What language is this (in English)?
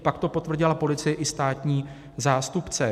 Czech